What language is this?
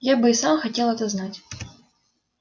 Russian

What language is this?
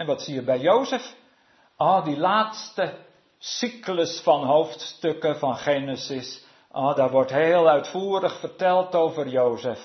Dutch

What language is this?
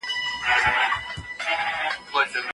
Pashto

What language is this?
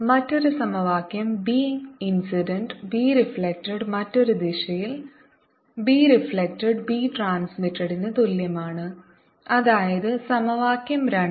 Malayalam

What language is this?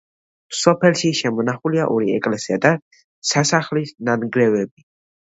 Georgian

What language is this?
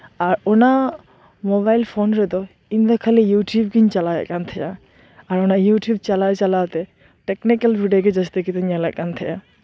Santali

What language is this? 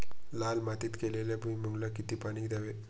Marathi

